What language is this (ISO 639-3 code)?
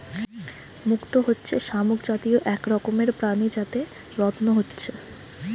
ben